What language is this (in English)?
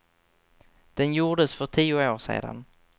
Swedish